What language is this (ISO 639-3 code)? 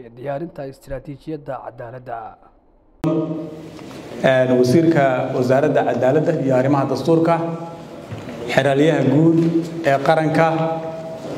ara